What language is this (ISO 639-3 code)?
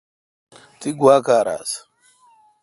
xka